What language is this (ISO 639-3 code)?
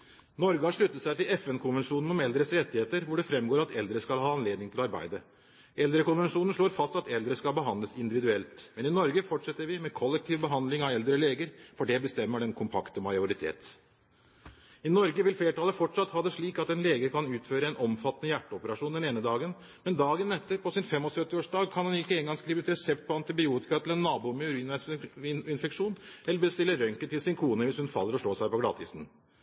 nob